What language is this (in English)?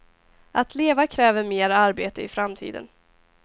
Swedish